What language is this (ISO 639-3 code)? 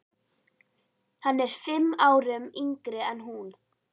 isl